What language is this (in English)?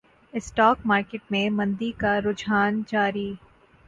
Urdu